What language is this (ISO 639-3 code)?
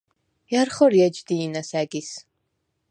sva